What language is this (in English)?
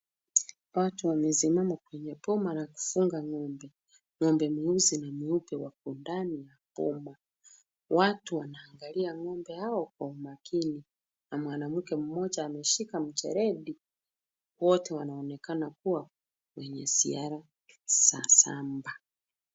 Swahili